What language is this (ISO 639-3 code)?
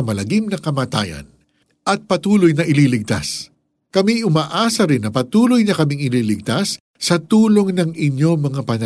fil